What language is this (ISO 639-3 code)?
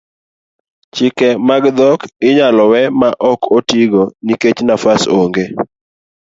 luo